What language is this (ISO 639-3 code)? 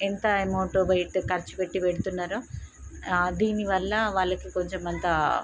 tel